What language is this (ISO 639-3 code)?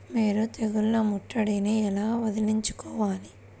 tel